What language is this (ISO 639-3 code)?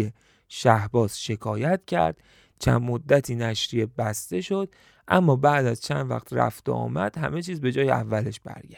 fas